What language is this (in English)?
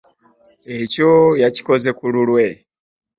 Ganda